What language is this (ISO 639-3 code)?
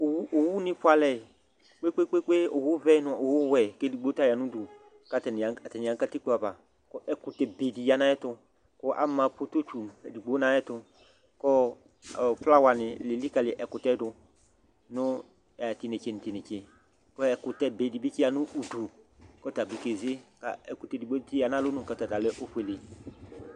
kpo